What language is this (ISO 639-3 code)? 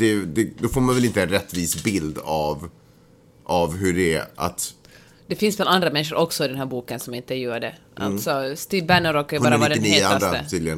swe